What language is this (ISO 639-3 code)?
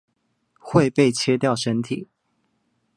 zho